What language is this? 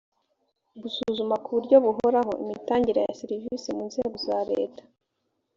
Kinyarwanda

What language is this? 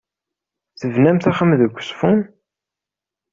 Kabyle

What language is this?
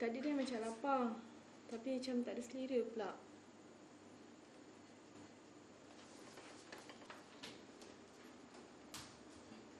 Malay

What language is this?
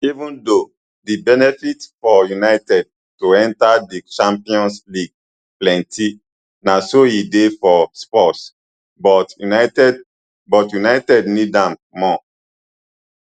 Nigerian Pidgin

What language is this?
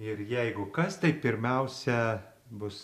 Lithuanian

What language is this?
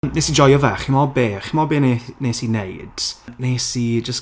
Welsh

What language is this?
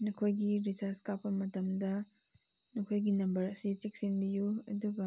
Manipuri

